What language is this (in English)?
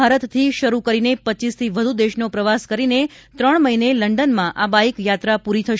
Gujarati